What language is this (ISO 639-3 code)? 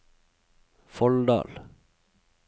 nor